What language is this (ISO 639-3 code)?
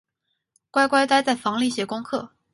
zho